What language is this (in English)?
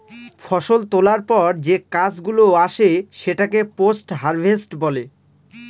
Bangla